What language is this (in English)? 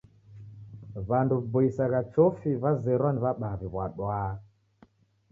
Taita